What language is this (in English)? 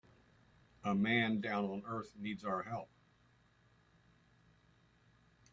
English